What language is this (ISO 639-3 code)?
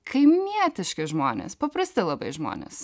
lit